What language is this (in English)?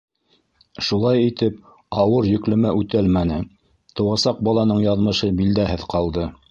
Bashkir